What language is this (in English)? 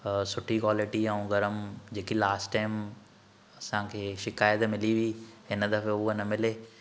Sindhi